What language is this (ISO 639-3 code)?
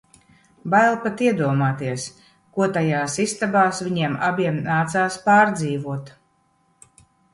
lav